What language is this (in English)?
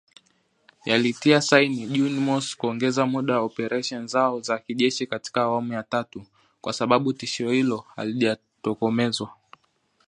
Swahili